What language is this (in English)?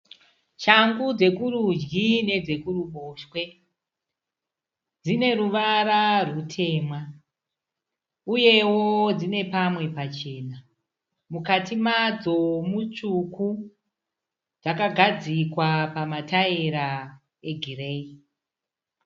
Shona